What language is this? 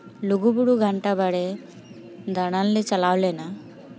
Santali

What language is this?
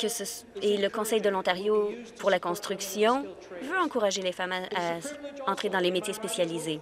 French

